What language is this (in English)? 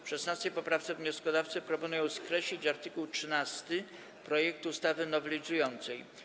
Polish